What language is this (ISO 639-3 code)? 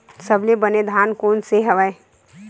hne